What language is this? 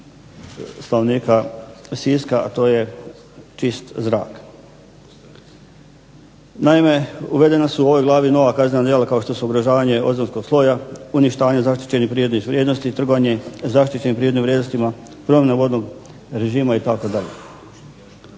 Croatian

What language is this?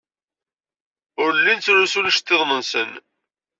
Kabyle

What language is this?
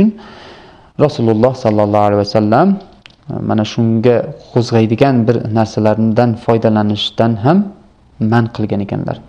Turkish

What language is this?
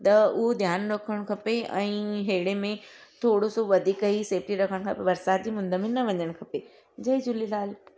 Sindhi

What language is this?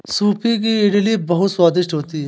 Hindi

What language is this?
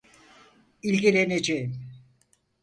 Turkish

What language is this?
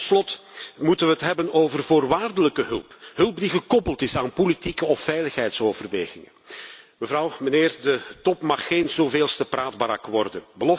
Dutch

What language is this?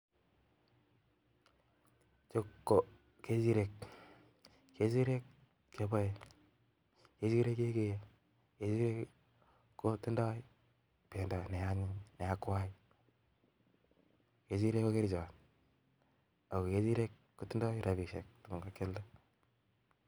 Kalenjin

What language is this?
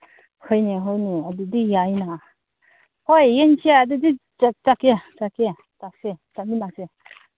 Manipuri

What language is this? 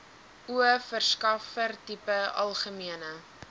Afrikaans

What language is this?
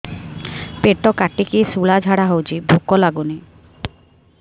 Odia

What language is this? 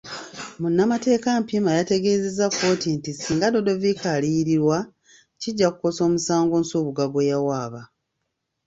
Ganda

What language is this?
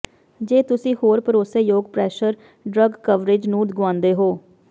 Punjabi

